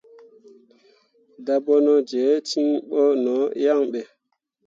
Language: Mundang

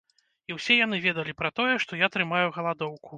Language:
Belarusian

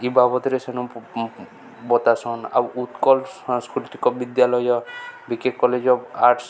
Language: Odia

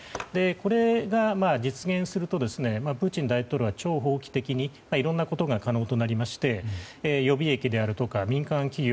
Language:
Japanese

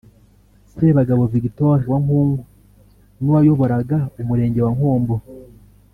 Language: Kinyarwanda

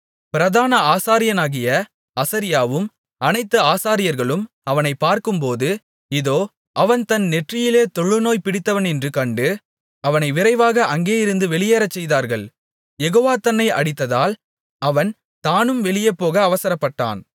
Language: Tamil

